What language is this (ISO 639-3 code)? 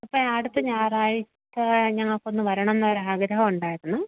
mal